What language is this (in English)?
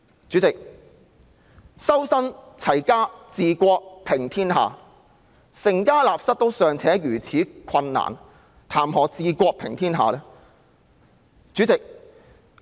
Cantonese